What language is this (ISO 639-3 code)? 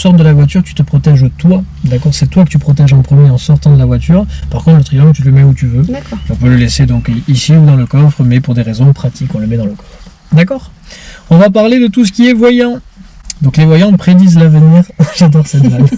fra